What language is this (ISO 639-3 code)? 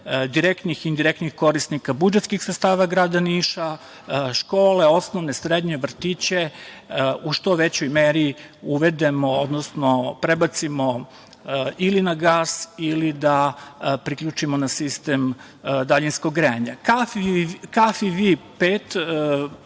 srp